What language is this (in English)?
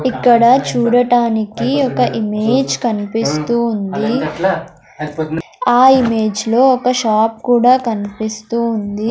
Telugu